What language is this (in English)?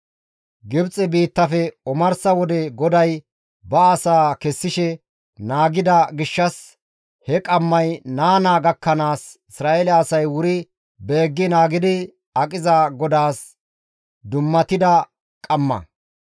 Gamo